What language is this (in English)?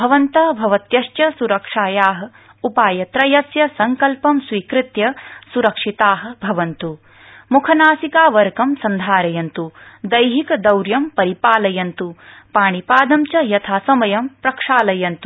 Sanskrit